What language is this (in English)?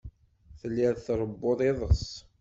Kabyle